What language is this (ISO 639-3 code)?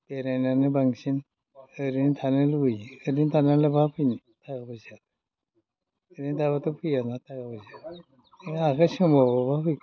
brx